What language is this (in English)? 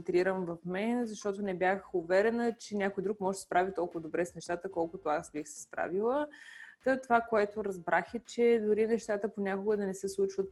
Bulgarian